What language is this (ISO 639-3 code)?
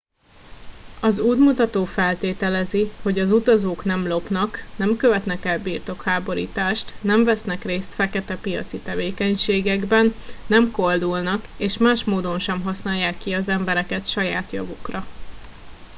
hun